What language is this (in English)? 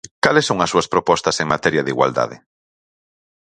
Galician